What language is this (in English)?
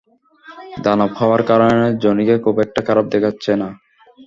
Bangla